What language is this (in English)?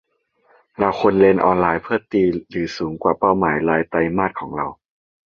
Thai